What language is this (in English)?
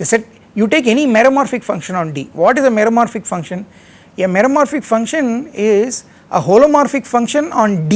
English